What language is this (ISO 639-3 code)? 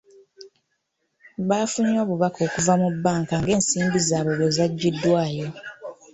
lug